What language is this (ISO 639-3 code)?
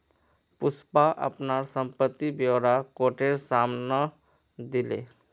mag